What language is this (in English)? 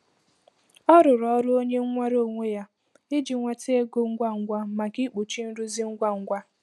Igbo